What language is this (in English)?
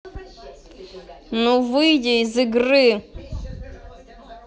Russian